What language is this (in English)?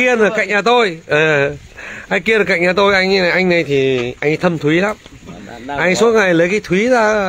Vietnamese